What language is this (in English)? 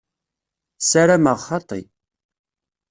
Kabyle